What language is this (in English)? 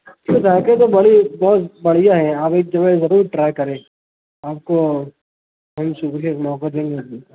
Urdu